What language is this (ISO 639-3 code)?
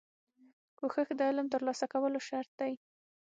pus